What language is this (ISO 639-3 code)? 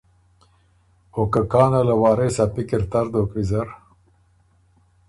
oru